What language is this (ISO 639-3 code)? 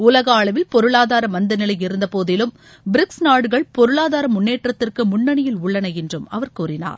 tam